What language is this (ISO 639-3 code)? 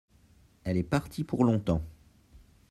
fra